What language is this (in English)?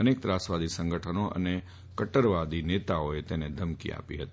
Gujarati